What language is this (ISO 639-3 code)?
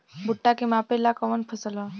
bho